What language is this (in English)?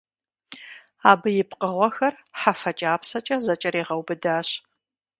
Kabardian